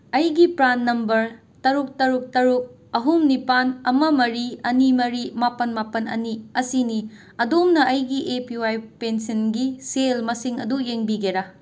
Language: Manipuri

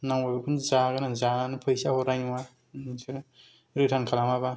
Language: Bodo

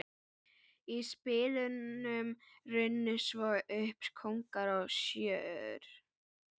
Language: Icelandic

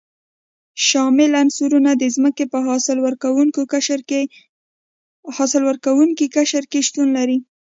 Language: Pashto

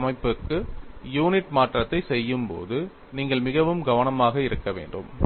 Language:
Tamil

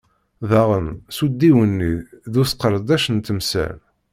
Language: Kabyle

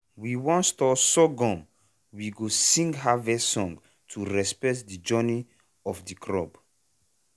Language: Nigerian Pidgin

